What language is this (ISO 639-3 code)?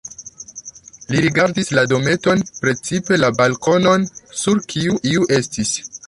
epo